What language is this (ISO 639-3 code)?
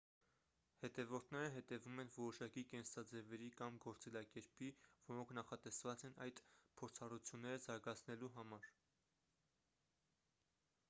hye